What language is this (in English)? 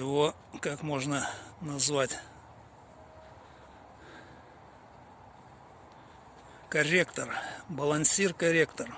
Russian